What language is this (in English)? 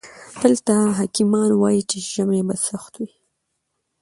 Pashto